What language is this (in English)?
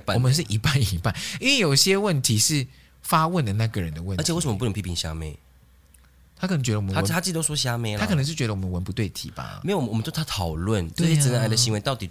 Chinese